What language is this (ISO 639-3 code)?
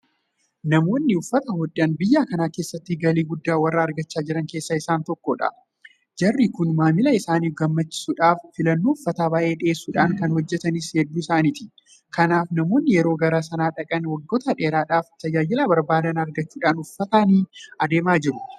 orm